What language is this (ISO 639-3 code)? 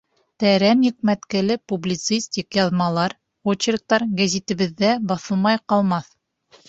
bak